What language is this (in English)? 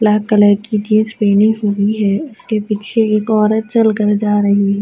Urdu